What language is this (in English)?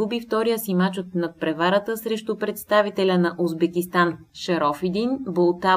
Bulgarian